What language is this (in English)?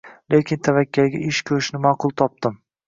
Uzbek